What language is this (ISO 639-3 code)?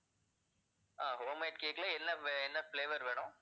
tam